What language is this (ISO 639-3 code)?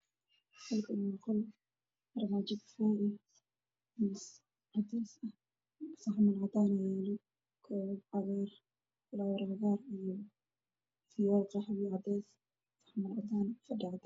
som